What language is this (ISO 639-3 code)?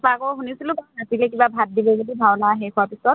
asm